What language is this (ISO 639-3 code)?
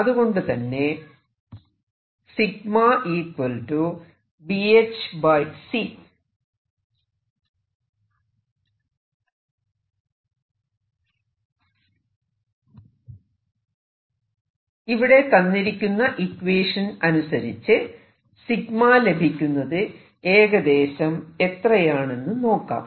mal